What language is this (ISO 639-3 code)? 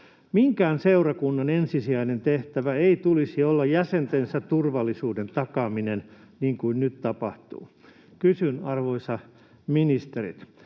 fin